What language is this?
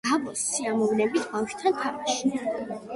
Georgian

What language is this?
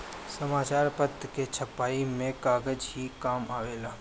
Bhojpuri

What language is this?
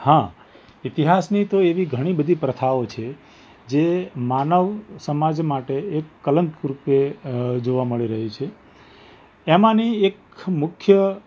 Gujarati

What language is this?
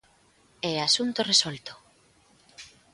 Galician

